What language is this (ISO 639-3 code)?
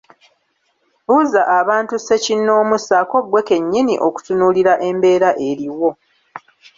lug